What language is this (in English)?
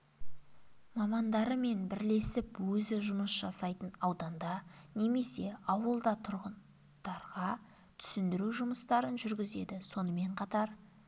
Kazakh